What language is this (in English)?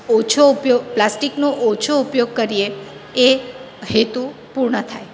Gujarati